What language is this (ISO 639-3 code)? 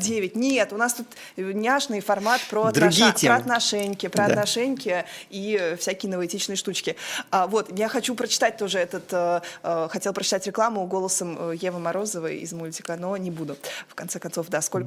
rus